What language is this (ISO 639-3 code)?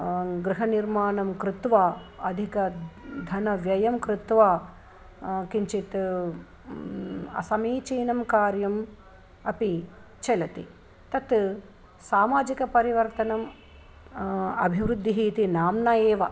san